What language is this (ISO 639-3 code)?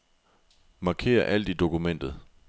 dan